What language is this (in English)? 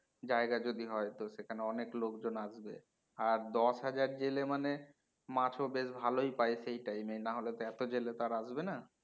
Bangla